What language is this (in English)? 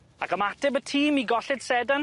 Welsh